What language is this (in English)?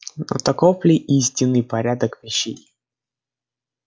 Russian